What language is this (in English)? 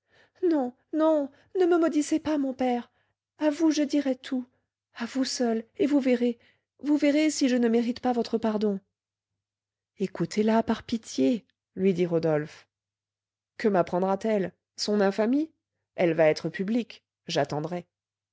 French